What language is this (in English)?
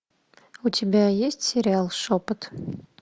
Russian